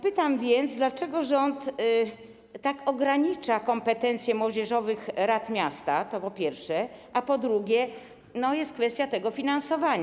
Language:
Polish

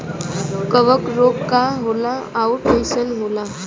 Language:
Bhojpuri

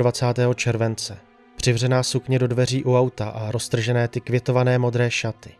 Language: Czech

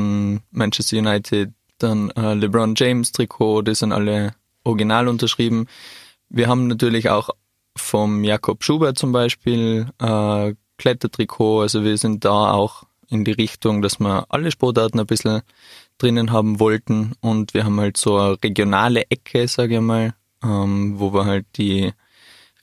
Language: German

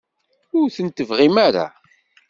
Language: Kabyle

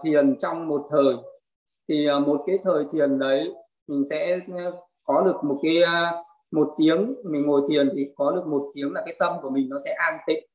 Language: Vietnamese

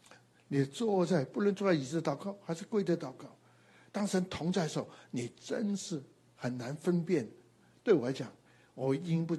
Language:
Chinese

